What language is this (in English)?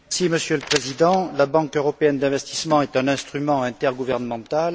French